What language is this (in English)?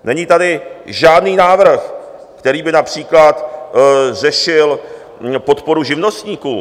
Czech